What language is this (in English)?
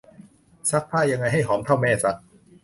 Thai